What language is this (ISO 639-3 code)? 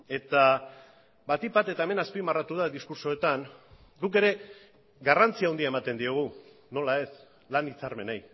eus